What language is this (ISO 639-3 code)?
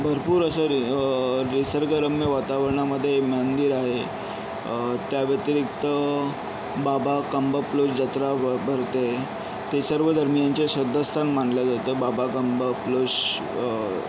mar